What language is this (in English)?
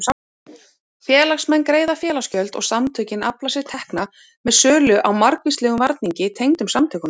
Icelandic